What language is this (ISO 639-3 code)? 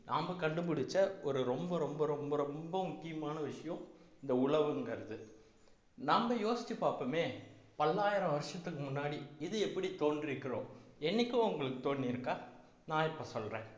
tam